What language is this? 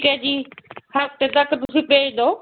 Punjabi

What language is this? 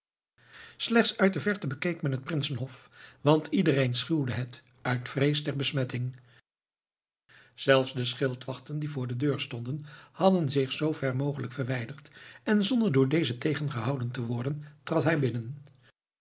Dutch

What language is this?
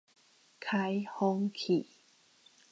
Min Nan Chinese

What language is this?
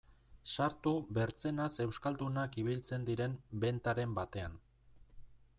Basque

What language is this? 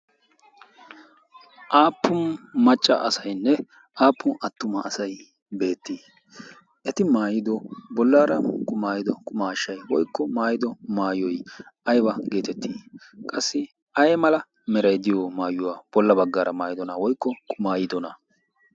Wolaytta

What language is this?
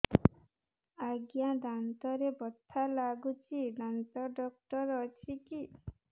Odia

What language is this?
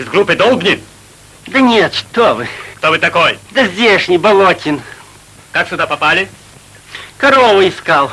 Russian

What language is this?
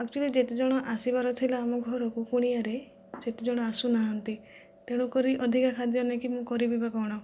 Odia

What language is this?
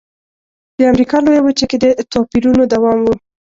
Pashto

